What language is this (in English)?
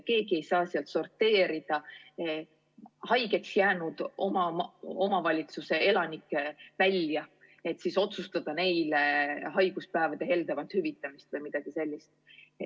Estonian